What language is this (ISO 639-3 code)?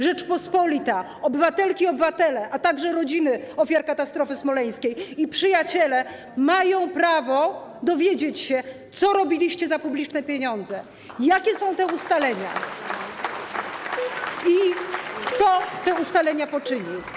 pol